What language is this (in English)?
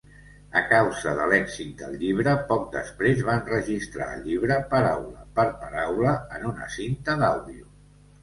Catalan